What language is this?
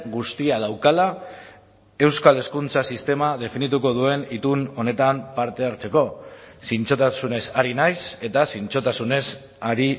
Basque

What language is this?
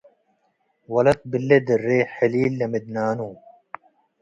Tigre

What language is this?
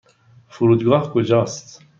Persian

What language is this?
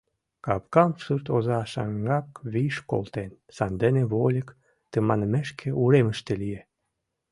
Mari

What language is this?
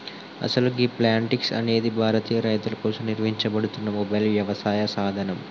Telugu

